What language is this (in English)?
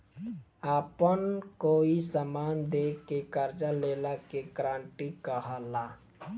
Bhojpuri